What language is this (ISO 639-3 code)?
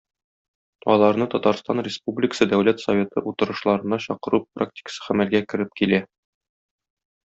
tat